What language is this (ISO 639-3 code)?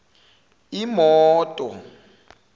zul